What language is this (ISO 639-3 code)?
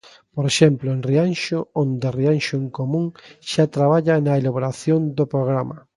glg